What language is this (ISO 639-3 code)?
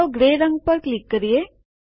guj